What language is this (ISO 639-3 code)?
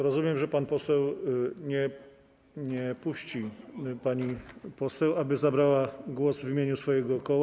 pol